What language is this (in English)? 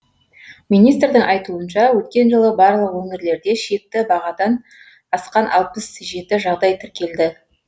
Kazakh